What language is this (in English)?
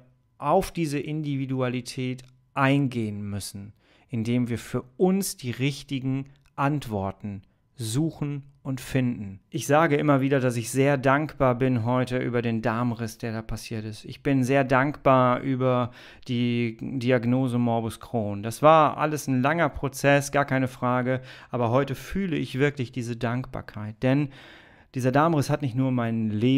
German